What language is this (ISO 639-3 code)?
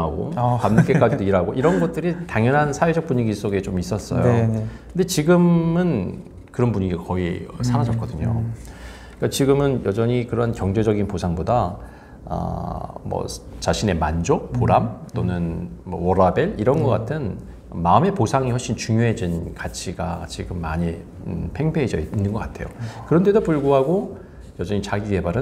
kor